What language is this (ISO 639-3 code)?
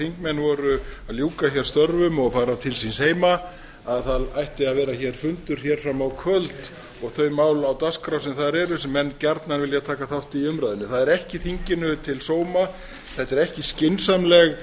isl